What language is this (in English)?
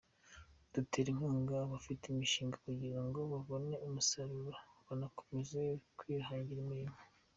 Kinyarwanda